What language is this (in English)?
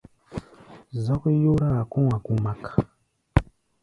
Gbaya